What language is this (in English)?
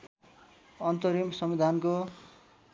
Nepali